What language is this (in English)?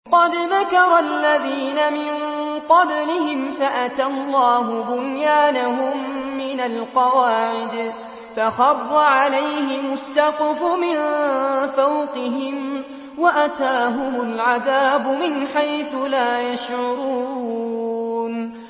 Arabic